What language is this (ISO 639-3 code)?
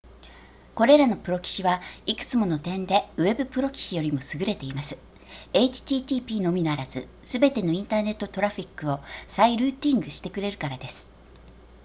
jpn